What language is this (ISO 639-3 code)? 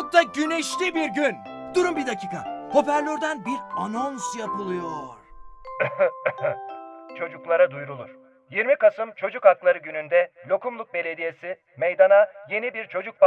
tur